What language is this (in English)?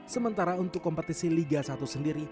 Indonesian